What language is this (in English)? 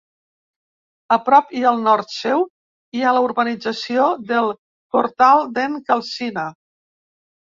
Catalan